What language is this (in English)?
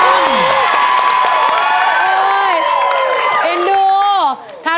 Thai